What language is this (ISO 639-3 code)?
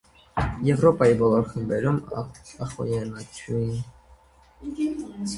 hye